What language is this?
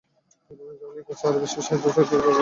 Bangla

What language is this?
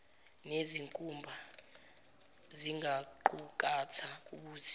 Zulu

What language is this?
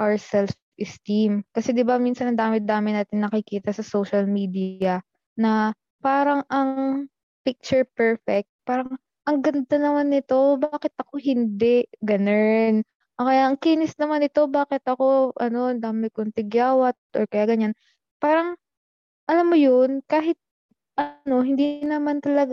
Filipino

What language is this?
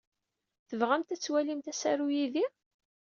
Kabyle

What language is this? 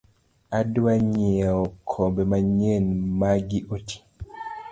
Luo (Kenya and Tanzania)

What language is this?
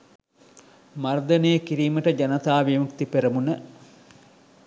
Sinhala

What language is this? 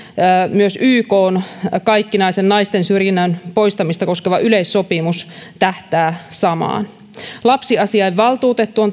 Finnish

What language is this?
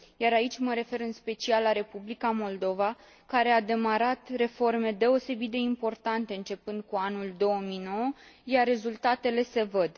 Romanian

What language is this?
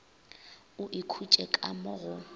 Northern Sotho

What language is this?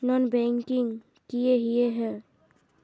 Magahi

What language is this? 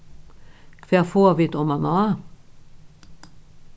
Faroese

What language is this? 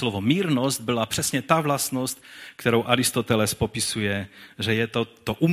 Czech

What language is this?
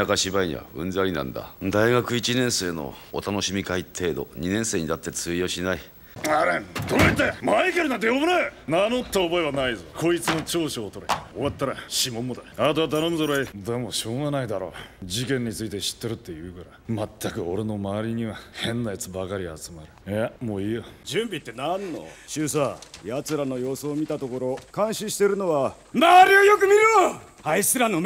Japanese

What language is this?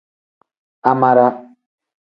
Tem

